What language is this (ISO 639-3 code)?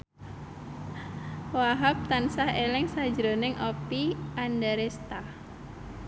jav